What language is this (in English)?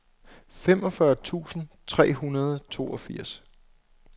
Danish